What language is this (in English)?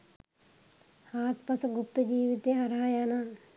Sinhala